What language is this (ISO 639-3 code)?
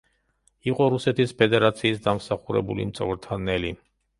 kat